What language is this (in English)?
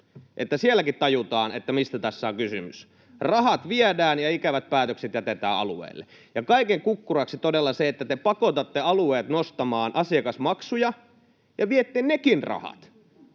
Finnish